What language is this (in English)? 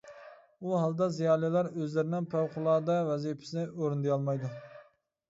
Uyghur